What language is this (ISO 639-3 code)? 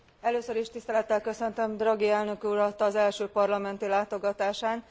hun